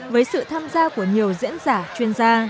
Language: Vietnamese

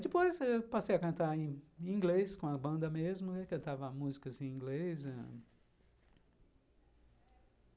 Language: Portuguese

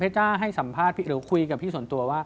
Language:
Thai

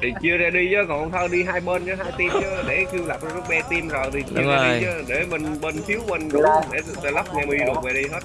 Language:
Vietnamese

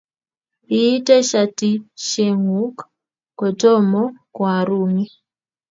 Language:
Kalenjin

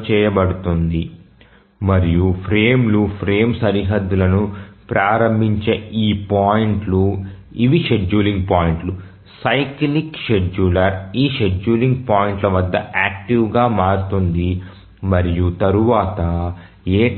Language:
Telugu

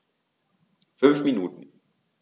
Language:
German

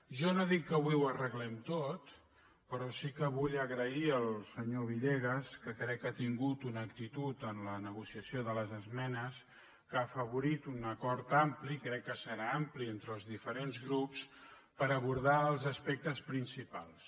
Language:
Catalan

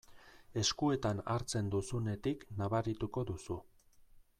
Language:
Basque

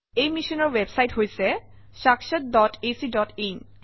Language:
Assamese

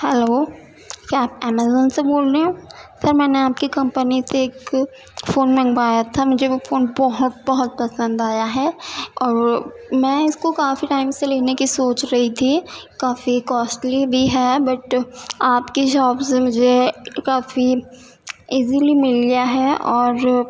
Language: Urdu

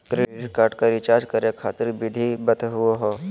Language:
Magahi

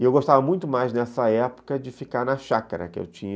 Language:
Portuguese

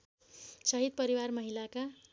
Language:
Nepali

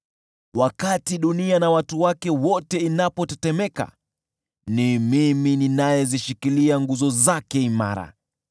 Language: Swahili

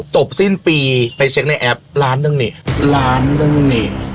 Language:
Thai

